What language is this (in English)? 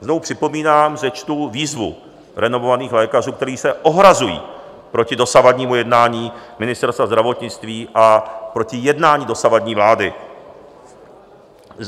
Czech